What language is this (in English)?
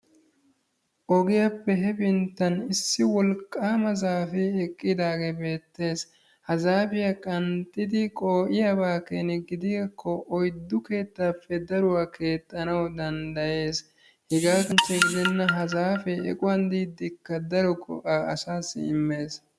Wolaytta